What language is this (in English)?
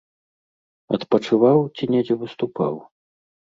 Belarusian